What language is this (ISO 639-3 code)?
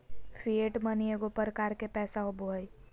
mag